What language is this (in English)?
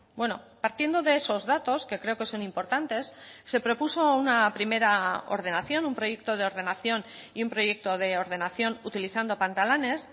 Spanish